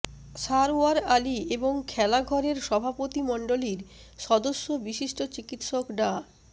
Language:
Bangla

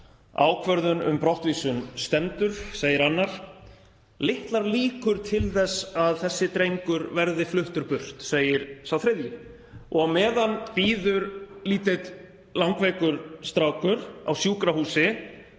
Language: Icelandic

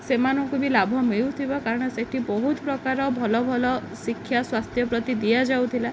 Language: Odia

